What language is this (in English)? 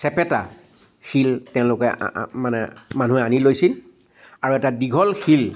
Assamese